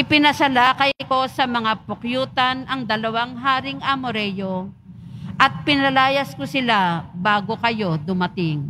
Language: Filipino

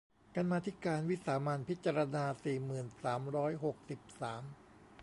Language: Thai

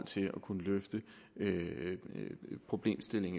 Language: Danish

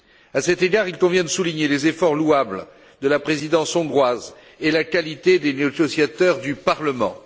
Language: French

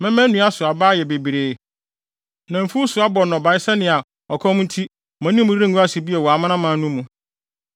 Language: Akan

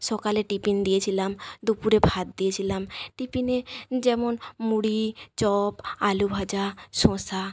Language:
Bangla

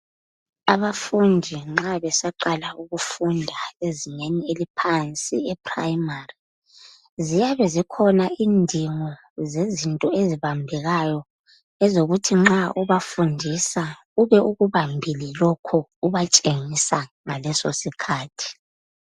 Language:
North Ndebele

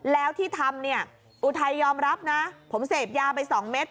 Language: Thai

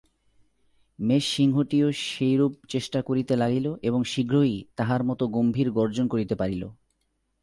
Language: Bangla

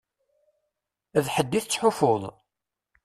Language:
Kabyle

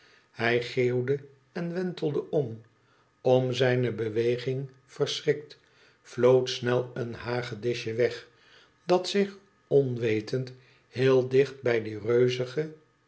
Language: Dutch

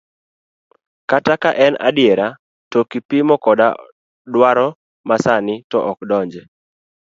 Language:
Luo (Kenya and Tanzania)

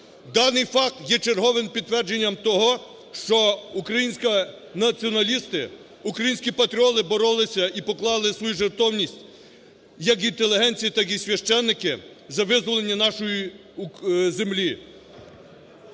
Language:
Ukrainian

